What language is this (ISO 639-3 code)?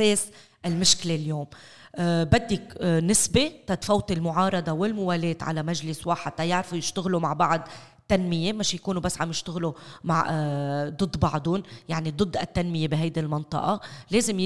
ara